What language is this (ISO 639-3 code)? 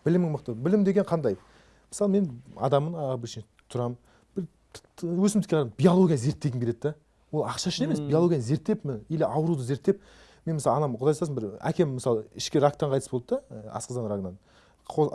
tur